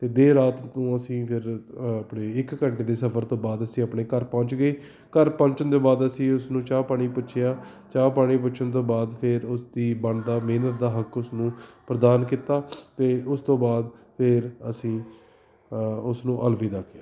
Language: Punjabi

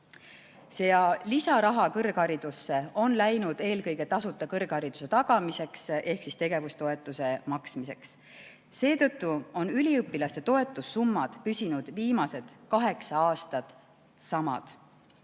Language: Estonian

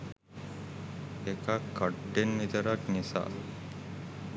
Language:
Sinhala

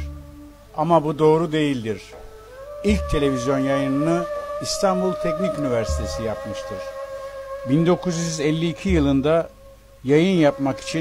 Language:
Turkish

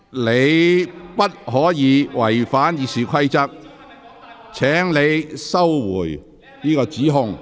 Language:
Cantonese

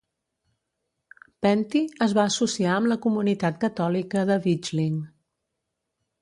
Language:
Catalan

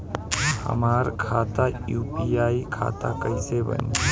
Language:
Bhojpuri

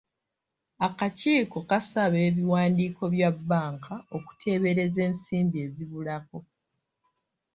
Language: Ganda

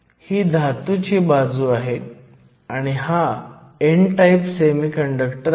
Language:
Marathi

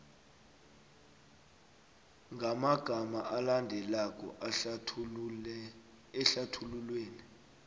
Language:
South Ndebele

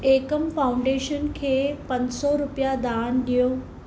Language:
Sindhi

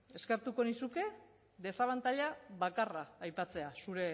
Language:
Basque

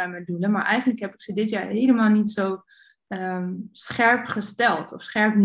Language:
Dutch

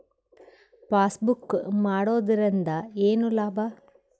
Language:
Kannada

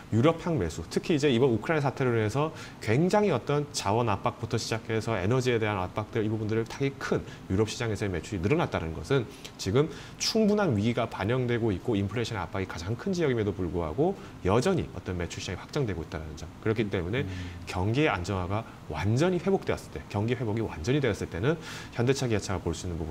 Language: Korean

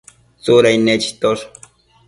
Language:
Matsés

